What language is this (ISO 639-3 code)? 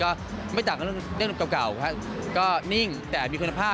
tha